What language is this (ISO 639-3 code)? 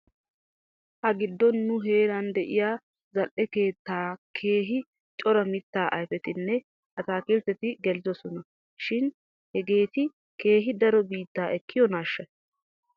wal